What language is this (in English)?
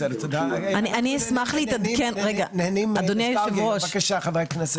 Hebrew